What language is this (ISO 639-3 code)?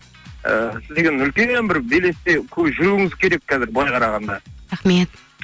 kaz